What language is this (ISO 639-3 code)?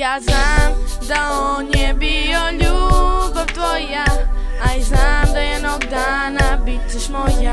ron